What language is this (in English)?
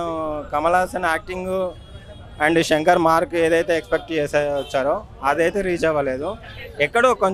Telugu